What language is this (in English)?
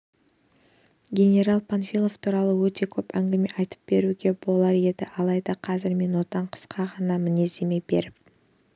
Kazakh